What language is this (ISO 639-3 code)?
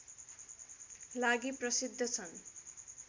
nep